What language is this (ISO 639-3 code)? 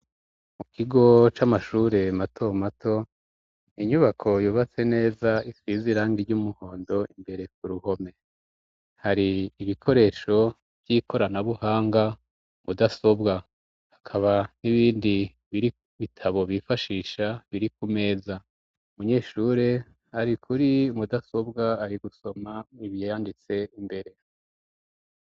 run